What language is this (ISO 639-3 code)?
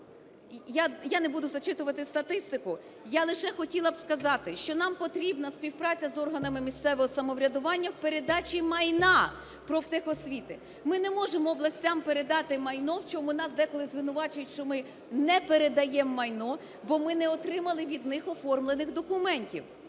ukr